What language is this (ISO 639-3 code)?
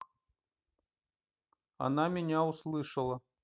rus